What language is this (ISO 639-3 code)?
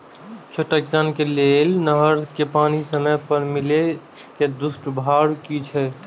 mai